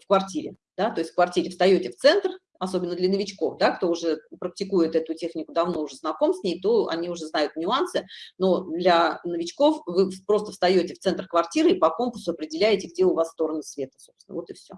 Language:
Russian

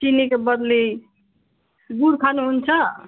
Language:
Nepali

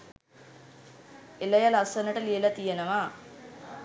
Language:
Sinhala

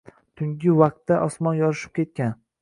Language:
Uzbek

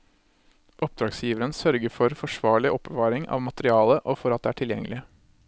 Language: Norwegian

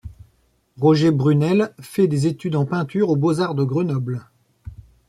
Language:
French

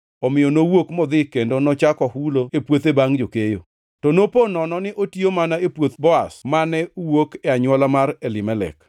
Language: Luo (Kenya and Tanzania)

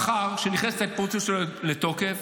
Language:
Hebrew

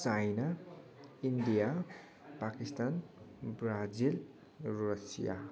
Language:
Nepali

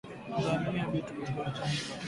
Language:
Swahili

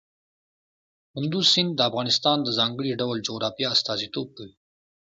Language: Pashto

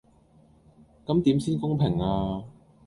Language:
Cantonese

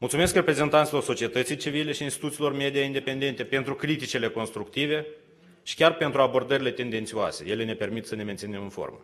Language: Romanian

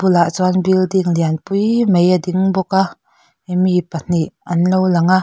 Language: Mizo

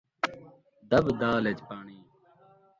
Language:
Saraiki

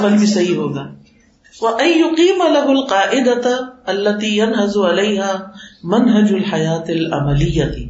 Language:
Urdu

